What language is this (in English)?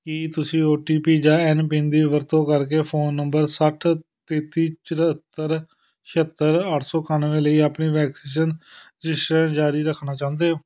Punjabi